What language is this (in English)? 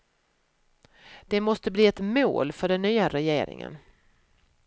Swedish